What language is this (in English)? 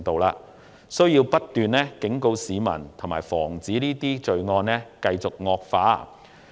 Cantonese